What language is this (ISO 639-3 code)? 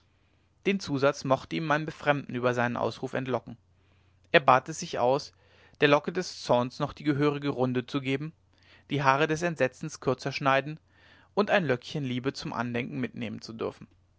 deu